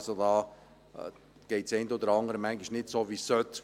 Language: Swiss German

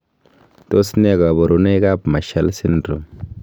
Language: Kalenjin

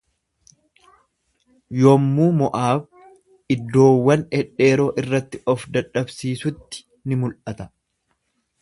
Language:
Oromo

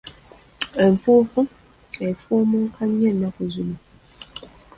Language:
Ganda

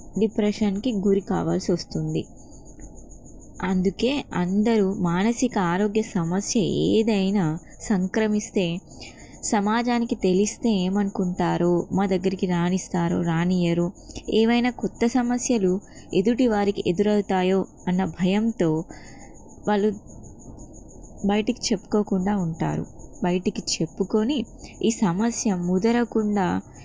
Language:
Telugu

